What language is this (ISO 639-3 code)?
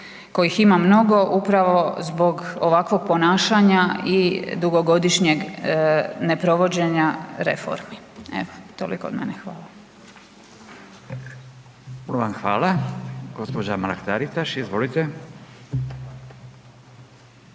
hrv